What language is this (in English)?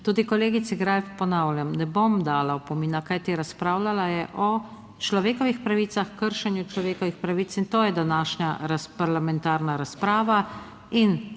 Slovenian